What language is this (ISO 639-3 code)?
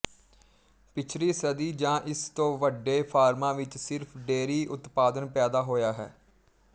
pan